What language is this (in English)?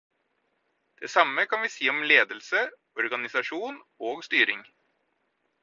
Norwegian Bokmål